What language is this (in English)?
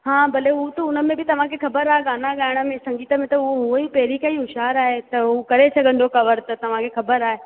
Sindhi